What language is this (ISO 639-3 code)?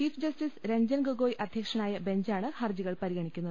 mal